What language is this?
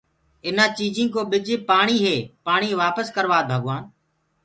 Gurgula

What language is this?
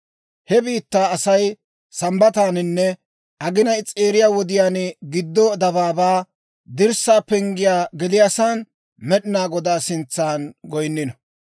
Dawro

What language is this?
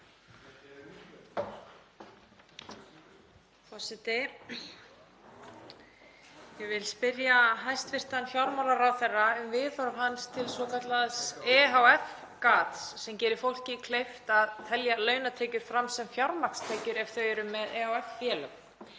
Icelandic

